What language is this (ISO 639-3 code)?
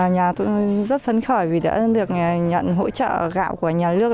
vie